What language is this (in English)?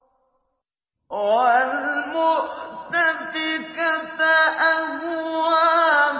Arabic